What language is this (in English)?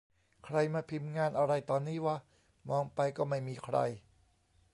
Thai